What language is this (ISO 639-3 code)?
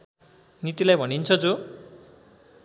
nep